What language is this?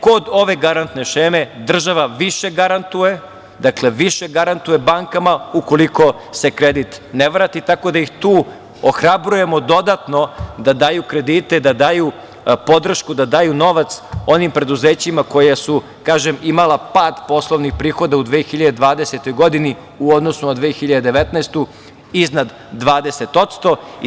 Serbian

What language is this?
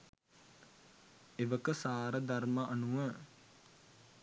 Sinhala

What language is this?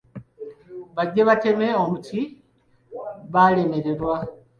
Ganda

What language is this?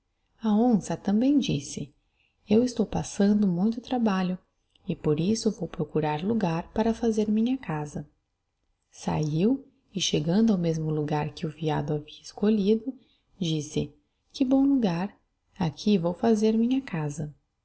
Portuguese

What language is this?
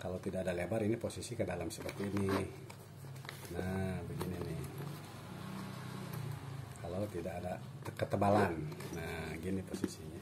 Indonesian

